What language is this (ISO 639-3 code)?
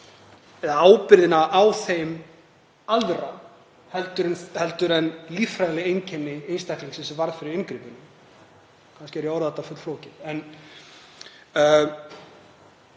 isl